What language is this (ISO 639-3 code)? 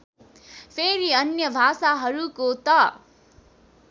nep